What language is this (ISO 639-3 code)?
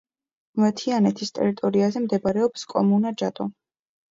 kat